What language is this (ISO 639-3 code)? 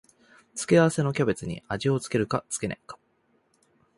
jpn